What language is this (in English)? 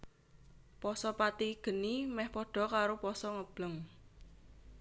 Javanese